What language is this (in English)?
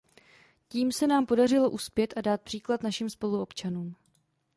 Czech